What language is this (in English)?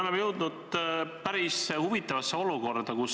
Estonian